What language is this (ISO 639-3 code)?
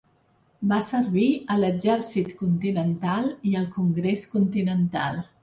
cat